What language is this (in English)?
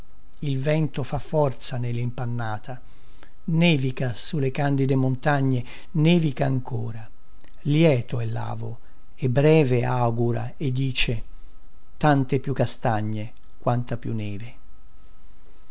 Italian